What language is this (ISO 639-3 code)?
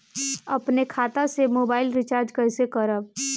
bho